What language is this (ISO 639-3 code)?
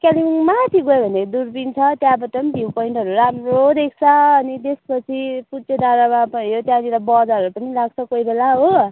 nep